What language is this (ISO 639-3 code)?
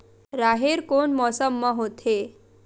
hne